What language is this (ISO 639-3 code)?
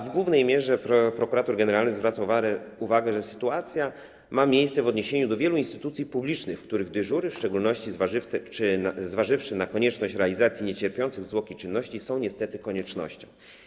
pol